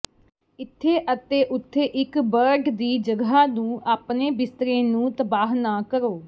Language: Punjabi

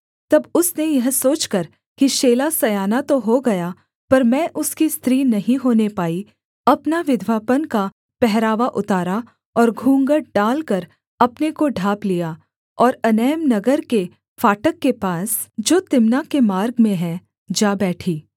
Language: Hindi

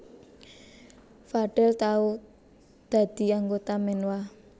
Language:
Javanese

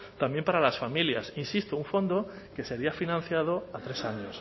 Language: Spanish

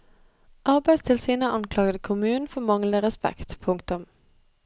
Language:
Norwegian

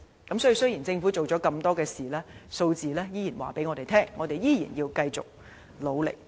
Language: Cantonese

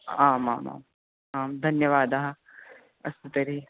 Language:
Sanskrit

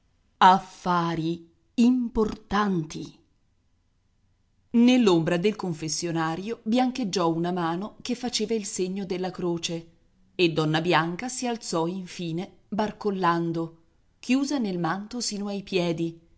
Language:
Italian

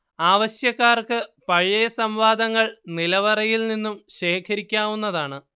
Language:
Malayalam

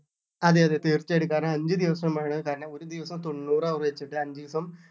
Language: Malayalam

